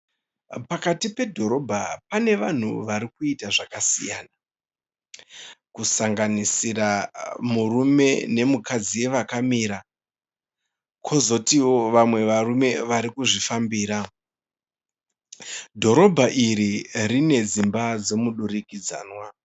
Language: Shona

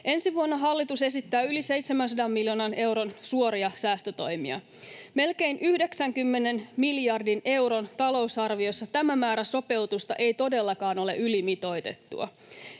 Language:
Finnish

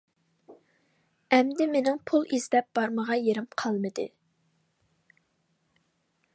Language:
Uyghur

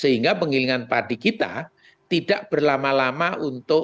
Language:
Indonesian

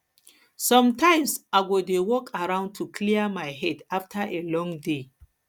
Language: Nigerian Pidgin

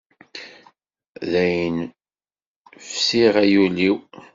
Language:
Kabyle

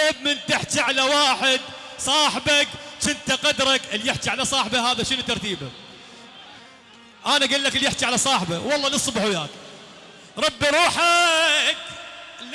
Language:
Arabic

